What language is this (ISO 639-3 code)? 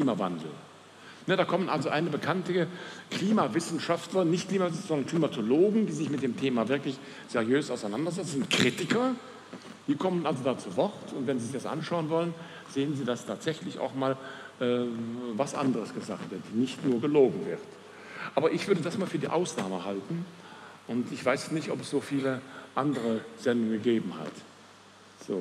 deu